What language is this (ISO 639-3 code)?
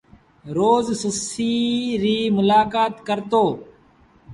sbn